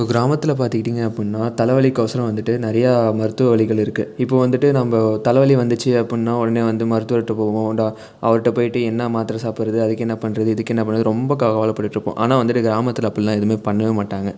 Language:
Tamil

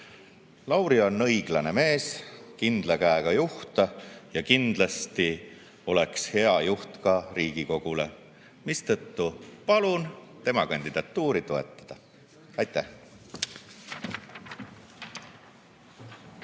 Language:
Estonian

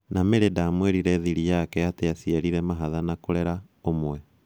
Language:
Kikuyu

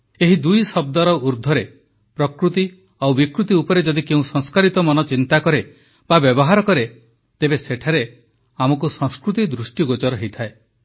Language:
Odia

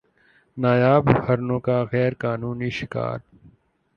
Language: Urdu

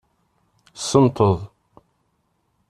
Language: Kabyle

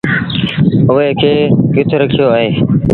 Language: Sindhi Bhil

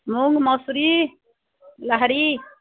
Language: Maithili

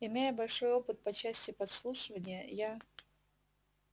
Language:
Russian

